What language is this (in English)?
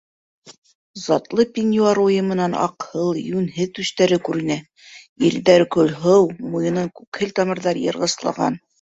Bashkir